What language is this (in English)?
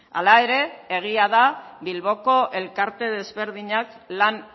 Basque